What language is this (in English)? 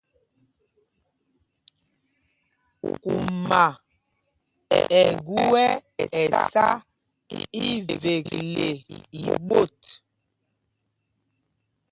Mpumpong